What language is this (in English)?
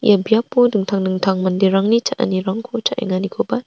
Garo